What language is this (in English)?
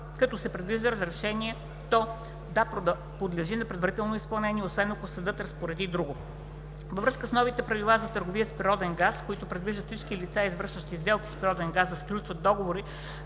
Bulgarian